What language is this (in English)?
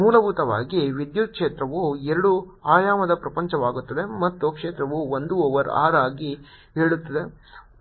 Kannada